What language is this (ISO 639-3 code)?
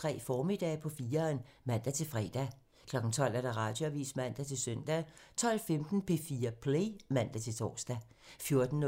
dan